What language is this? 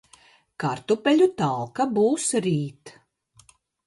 Latvian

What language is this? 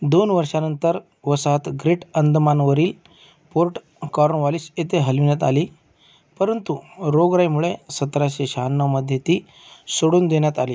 Marathi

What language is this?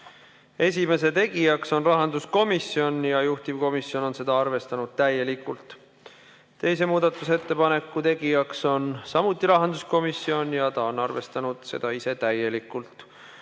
Estonian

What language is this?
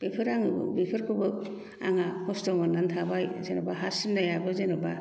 Bodo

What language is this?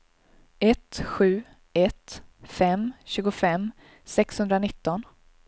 Swedish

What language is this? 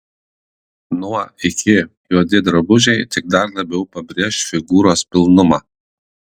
Lithuanian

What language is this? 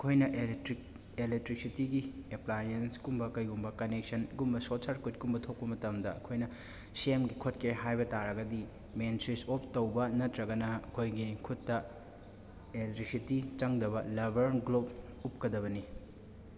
Manipuri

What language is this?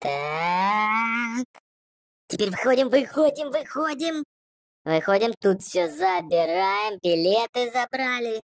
Russian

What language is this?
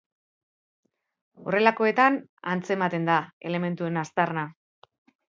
Basque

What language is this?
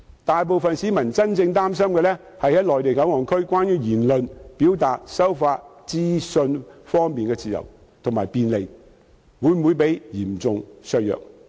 Cantonese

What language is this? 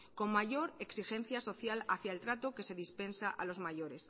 Spanish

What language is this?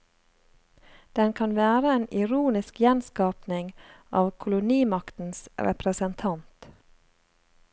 Norwegian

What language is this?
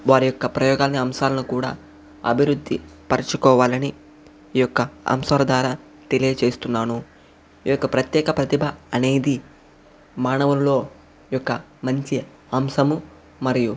Telugu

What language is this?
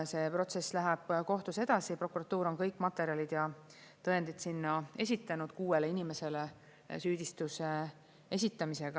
Estonian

